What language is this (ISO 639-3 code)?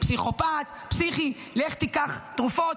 heb